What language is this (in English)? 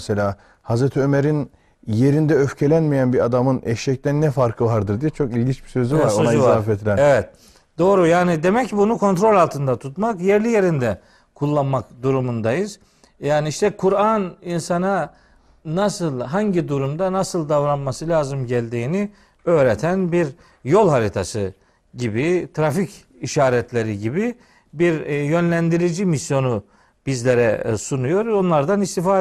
Turkish